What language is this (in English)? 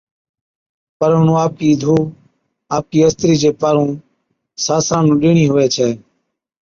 Od